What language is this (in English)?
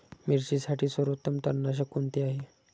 Marathi